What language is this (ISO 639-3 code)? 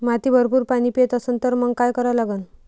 mar